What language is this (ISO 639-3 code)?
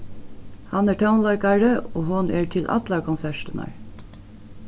fao